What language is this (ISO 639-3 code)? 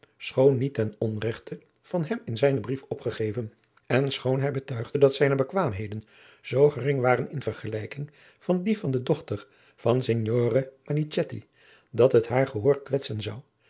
nld